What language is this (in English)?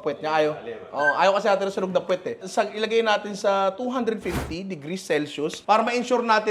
Filipino